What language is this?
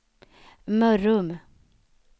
Swedish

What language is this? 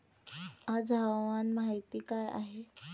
Marathi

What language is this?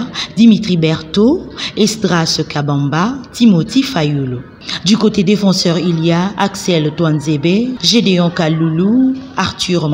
French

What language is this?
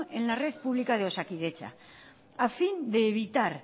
Spanish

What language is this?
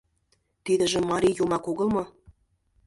Mari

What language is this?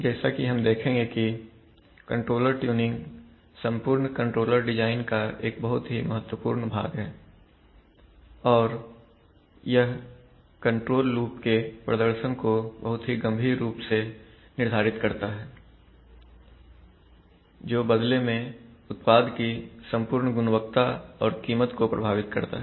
Hindi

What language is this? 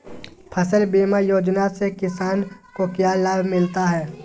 Magahi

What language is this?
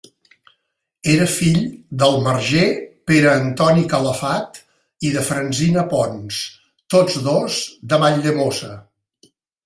Catalan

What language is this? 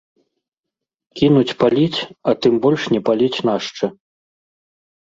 Belarusian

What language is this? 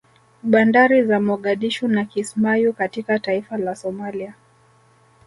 Swahili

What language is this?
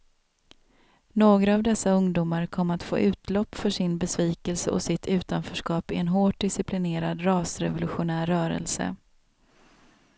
Swedish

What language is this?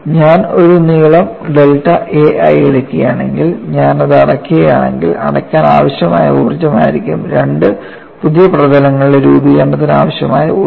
Malayalam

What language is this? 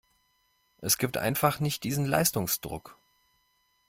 German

